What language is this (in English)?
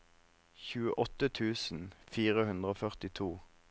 Norwegian